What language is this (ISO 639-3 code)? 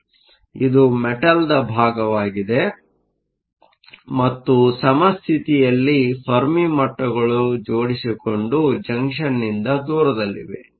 kan